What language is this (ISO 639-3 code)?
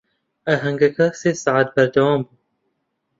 ckb